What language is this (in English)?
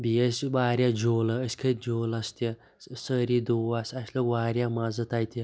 Kashmiri